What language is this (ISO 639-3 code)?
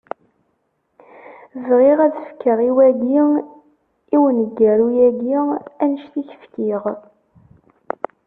kab